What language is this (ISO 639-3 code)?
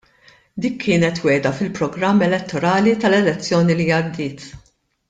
mlt